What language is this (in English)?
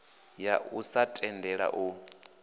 Venda